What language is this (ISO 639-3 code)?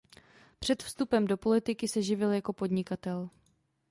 ces